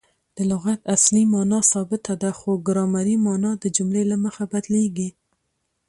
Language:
Pashto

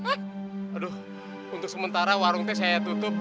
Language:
Indonesian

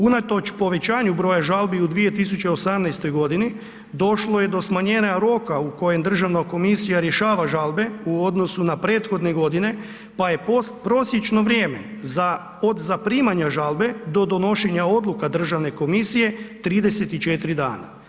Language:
Croatian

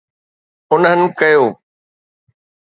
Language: Sindhi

